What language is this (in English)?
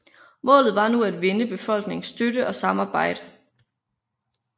Danish